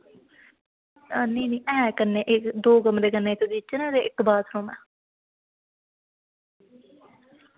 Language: Dogri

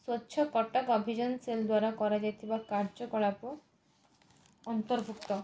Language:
Odia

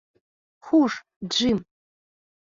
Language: Bashkir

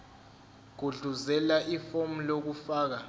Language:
Zulu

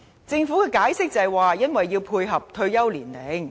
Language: Cantonese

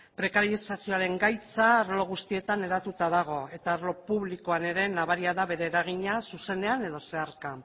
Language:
Basque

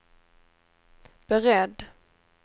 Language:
Swedish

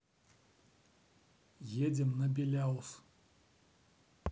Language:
Russian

